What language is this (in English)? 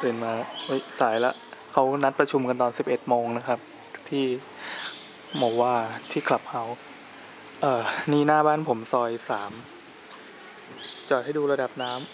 Thai